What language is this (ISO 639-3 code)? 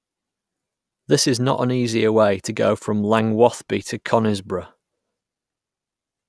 eng